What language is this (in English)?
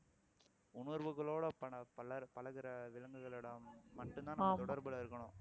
Tamil